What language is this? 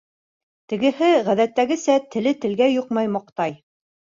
Bashkir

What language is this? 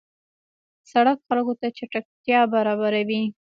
Pashto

